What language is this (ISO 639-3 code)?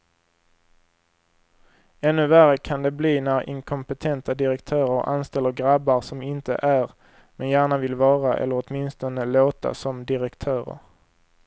swe